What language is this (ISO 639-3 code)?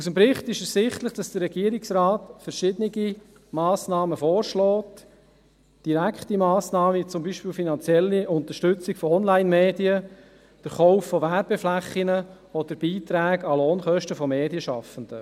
gsw